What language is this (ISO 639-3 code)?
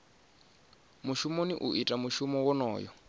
ven